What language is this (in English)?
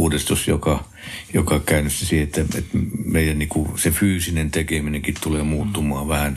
Finnish